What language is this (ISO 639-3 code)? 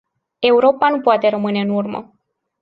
ron